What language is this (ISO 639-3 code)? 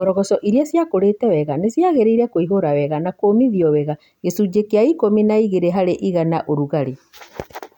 kik